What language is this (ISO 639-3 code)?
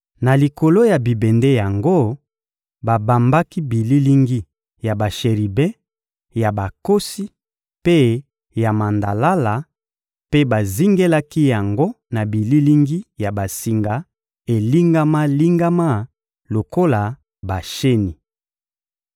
lin